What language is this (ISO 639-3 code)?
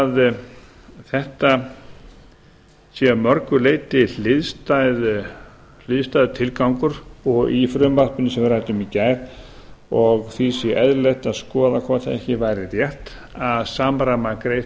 isl